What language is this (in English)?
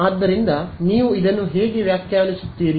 Kannada